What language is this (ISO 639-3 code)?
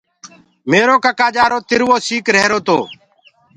ggg